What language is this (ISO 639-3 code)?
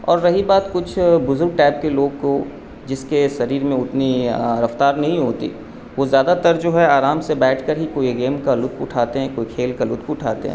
urd